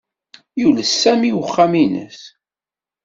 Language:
Kabyle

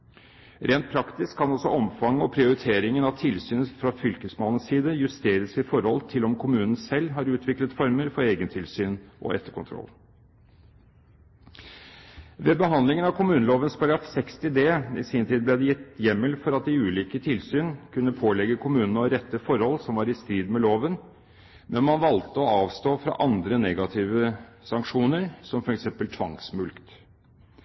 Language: Norwegian Bokmål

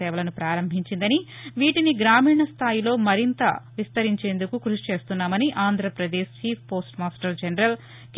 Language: Telugu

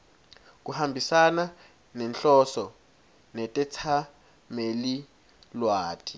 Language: Swati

